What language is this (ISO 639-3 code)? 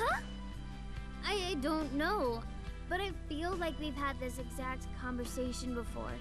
deu